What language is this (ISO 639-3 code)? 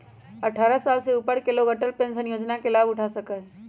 mag